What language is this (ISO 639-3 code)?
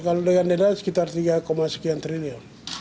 ind